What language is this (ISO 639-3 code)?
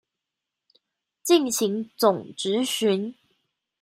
zho